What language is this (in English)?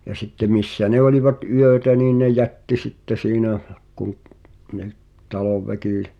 Finnish